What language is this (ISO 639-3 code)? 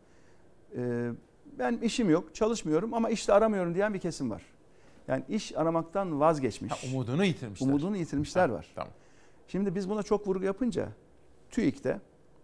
tur